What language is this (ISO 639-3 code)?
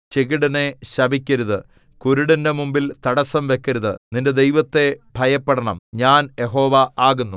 mal